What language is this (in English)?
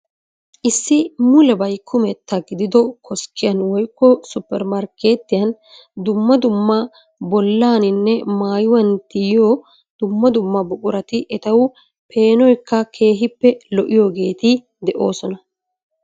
Wolaytta